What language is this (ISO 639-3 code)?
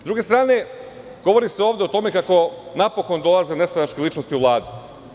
srp